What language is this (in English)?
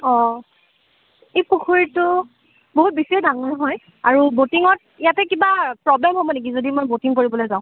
Assamese